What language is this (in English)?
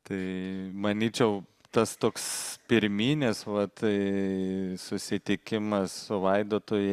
Lithuanian